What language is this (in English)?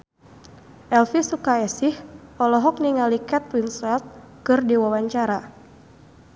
Sundanese